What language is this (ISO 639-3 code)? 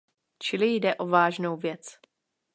ces